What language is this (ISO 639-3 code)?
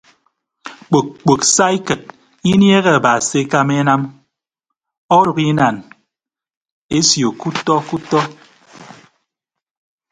ibb